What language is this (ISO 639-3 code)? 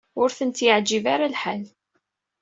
kab